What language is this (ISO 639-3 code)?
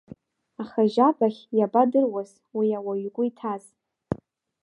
abk